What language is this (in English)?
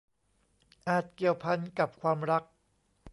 Thai